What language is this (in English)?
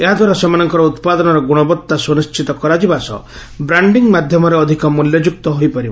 Odia